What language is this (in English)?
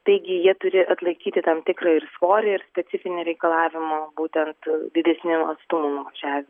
Lithuanian